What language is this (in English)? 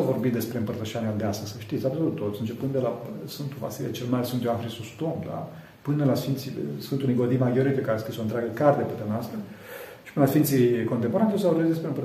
Romanian